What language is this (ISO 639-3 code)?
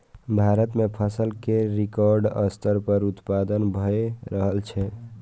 mai